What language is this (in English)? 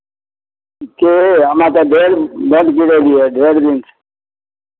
Maithili